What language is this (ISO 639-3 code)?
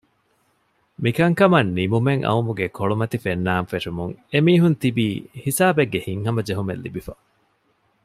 div